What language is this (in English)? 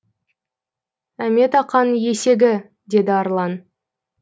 Kazakh